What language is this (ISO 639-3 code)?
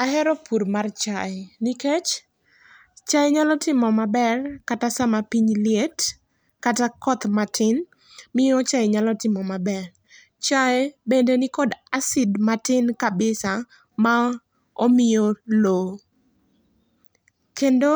luo